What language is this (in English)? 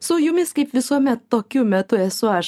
Lithuanian